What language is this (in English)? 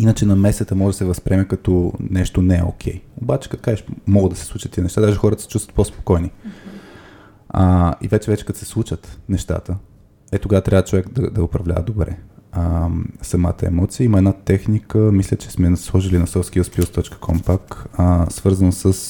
Bulgarian